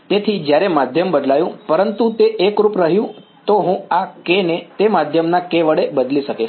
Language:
Gujarati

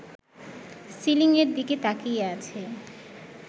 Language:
Bangla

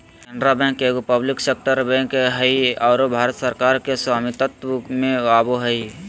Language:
Magahi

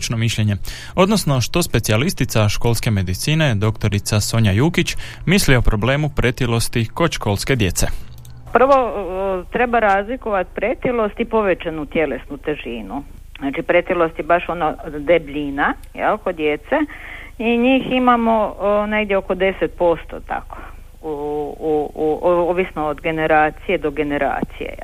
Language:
Croatian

